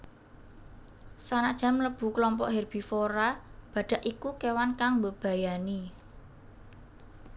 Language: Javanese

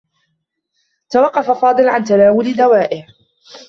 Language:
Arabic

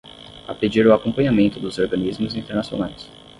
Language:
Portuguese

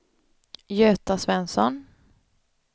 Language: Swedish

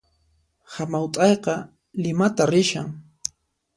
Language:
Puno Quechua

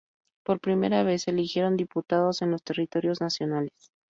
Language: Spanish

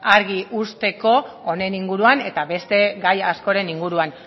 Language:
Basque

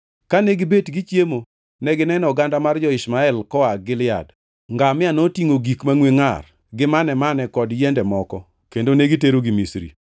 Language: Luo (Kenya and Tanzania)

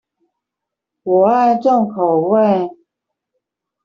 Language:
Chinese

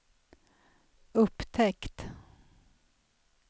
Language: Swedish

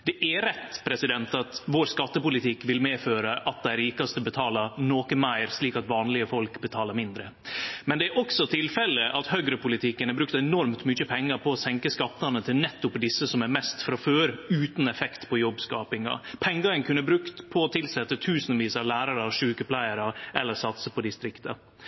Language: Norwegian Nynorsk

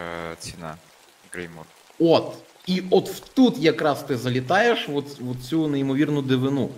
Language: Ukrainian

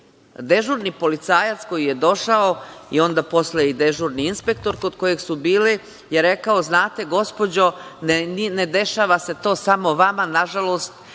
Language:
Serbian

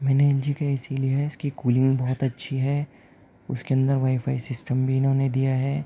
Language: Urdu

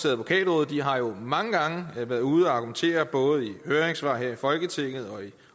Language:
Danish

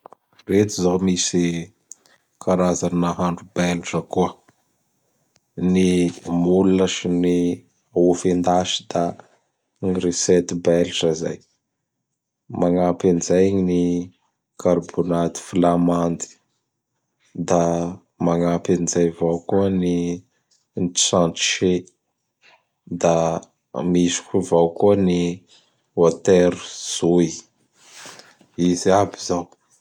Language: Bara Malagasy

